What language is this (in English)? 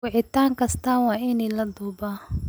Somali